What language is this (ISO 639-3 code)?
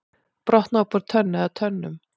isl